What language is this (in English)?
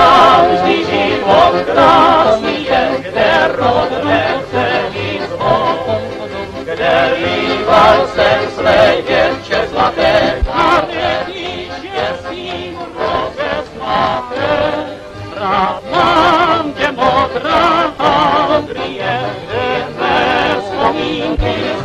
Romanian